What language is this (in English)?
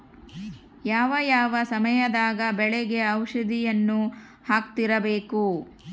Kannada